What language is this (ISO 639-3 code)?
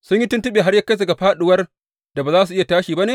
hau